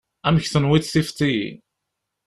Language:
Kabyle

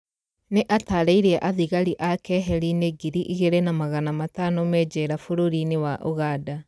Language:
Kikuyu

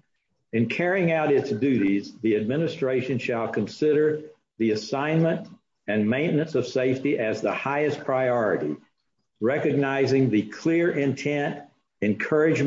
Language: English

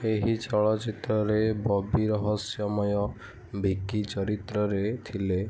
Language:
Odia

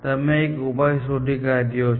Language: Gujarati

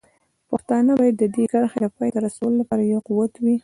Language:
Pashto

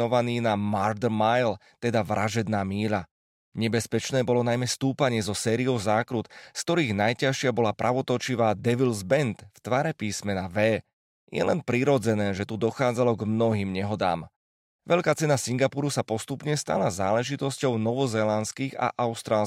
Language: Slovak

